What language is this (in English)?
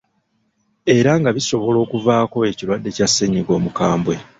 Ganda